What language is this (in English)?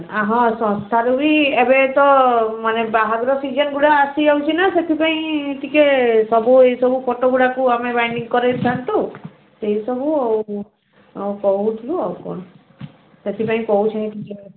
Odia